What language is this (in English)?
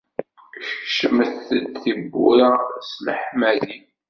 Kabyle